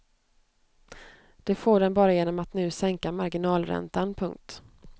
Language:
Swedish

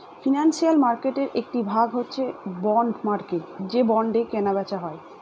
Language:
Bangla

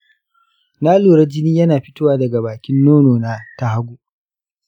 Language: Hausa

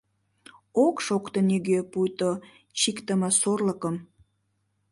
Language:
Mari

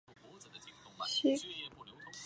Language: Chinese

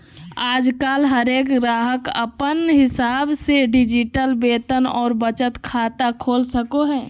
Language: Magahi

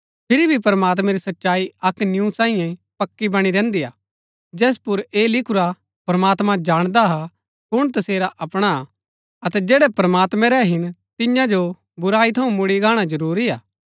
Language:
Gaddi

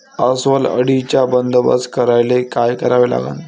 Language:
Marathi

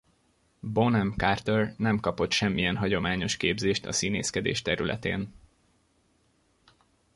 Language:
Hungarian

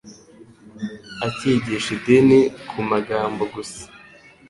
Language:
Kinyarwanda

